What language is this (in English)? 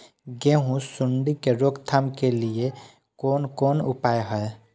Maithili